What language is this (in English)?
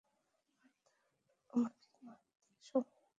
Bangla